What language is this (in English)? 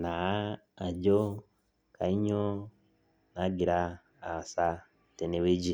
Masai